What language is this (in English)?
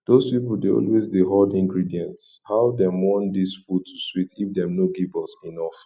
Nigerian Pidgin